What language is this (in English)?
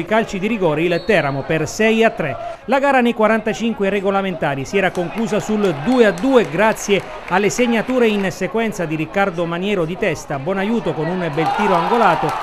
Italian